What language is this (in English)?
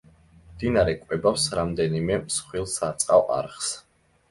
Georgian